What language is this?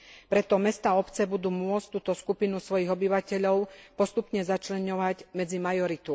Slovak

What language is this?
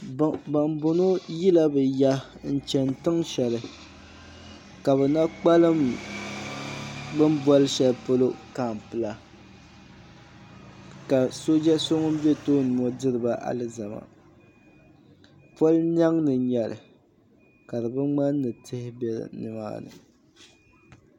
Dagbani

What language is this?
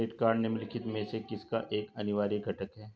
Hindi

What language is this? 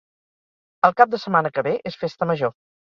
Catalan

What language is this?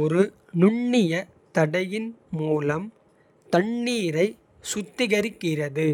Kota (India)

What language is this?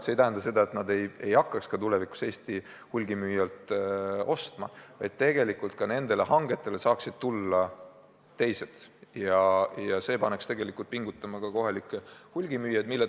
Estonian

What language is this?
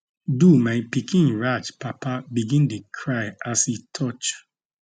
Nigerian Pidgin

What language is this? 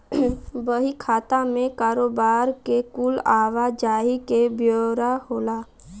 Bhojpuri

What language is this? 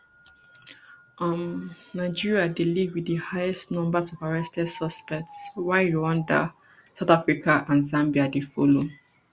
Nigerian Pidgin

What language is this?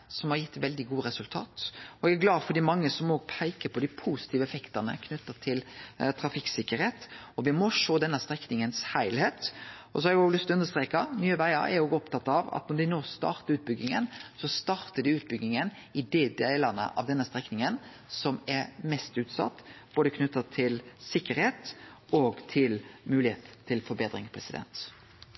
Norwegian Nynorsk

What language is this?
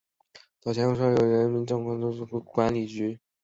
Chinese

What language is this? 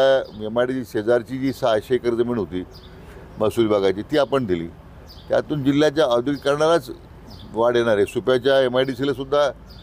Marathi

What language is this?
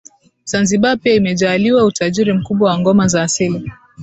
Swahili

